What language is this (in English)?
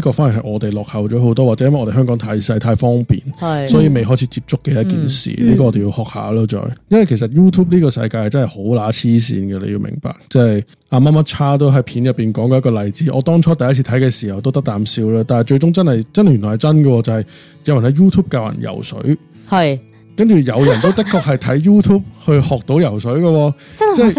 Chinese